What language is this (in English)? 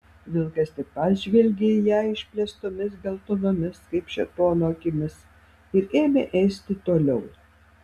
Lithuanian